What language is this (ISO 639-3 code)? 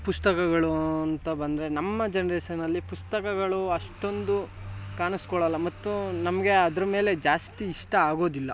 kan